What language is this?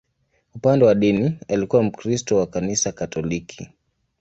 Swahili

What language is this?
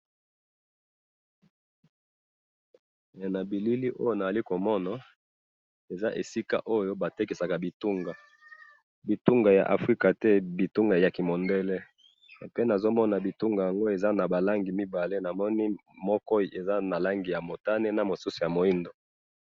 Lingala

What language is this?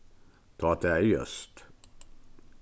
Faroese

